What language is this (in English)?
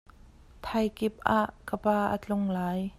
Hakha Chin